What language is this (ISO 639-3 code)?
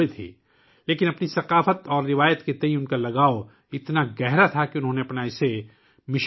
urd